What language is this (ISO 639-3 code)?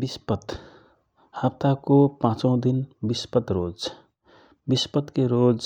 thr